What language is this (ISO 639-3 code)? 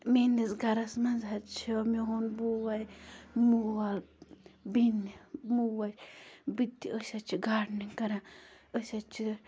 kas